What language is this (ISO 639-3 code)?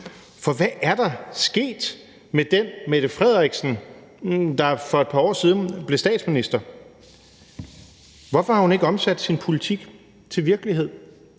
dan